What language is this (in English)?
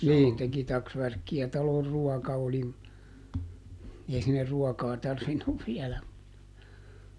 Finnish